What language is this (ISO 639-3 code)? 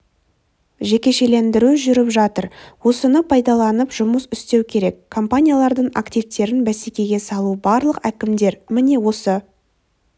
kaz